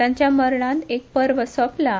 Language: Konkani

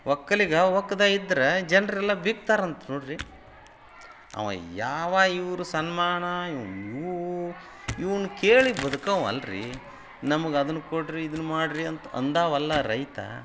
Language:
Kannada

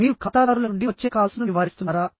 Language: Telugu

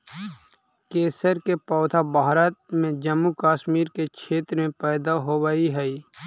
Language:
Magahi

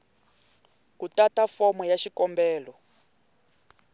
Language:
Tsonga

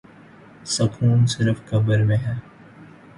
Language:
Urdu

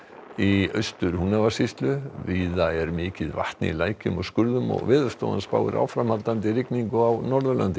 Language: Icelandic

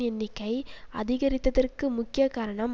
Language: Tamil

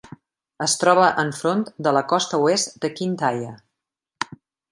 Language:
Catalan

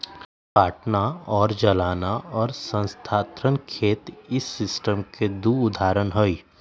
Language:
Magahi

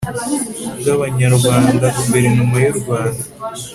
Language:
Kinyarwanda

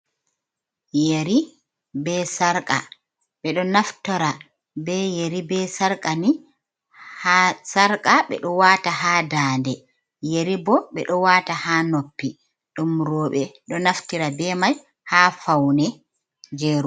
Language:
Fula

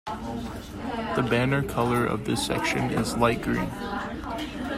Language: English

